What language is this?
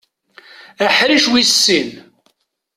Kabyle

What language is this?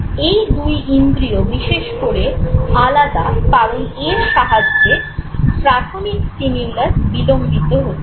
Bangla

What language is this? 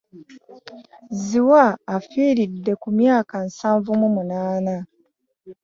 Ganda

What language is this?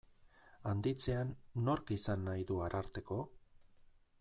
Basque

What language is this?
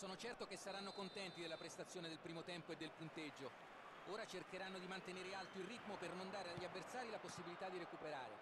Italian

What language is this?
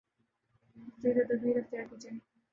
Urdu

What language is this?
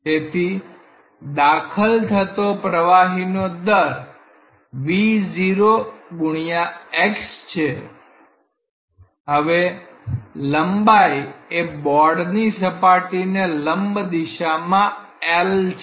Gujarati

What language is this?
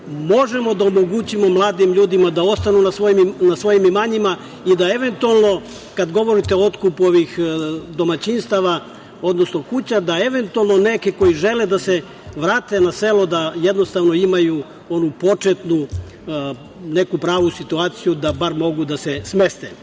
Serbian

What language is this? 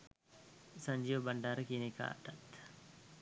Sinhala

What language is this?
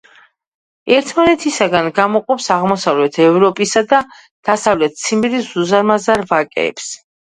Georgian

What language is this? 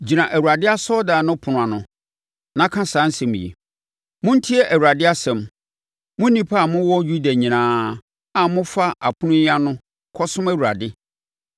Akan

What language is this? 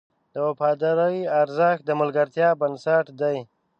Pashto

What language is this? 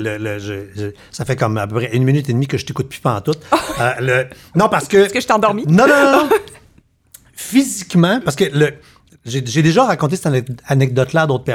French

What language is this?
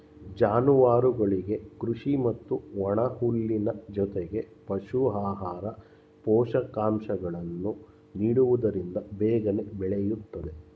Kannada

